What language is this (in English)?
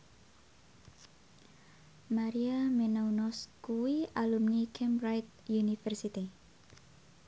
Javanese